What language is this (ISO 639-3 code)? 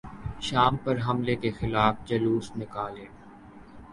urd